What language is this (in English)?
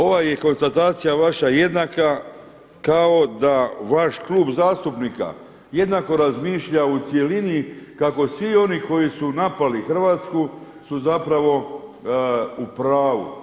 Croatian